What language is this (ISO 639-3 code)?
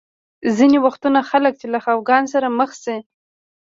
pus